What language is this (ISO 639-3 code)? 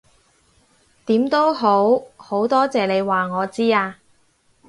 yue